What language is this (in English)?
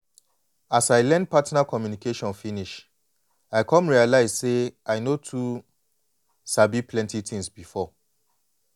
Nigerian Pidgin